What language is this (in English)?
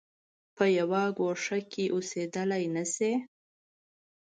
Pashto